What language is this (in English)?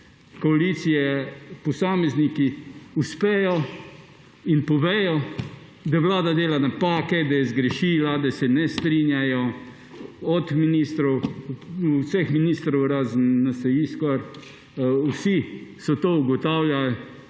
Slovenian